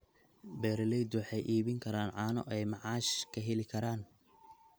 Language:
Somali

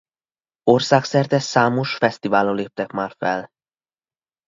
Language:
Hungarian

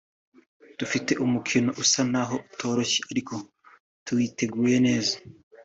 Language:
Kinyarwanda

